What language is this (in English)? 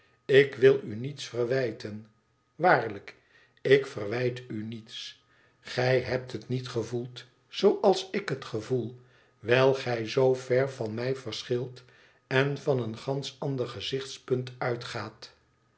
Dutch